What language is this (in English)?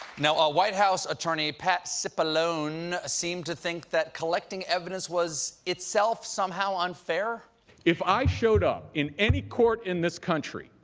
English